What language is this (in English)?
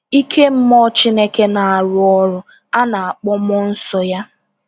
Igbo